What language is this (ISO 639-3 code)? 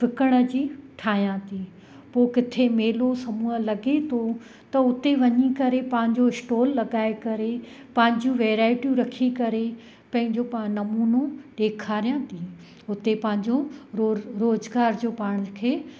snd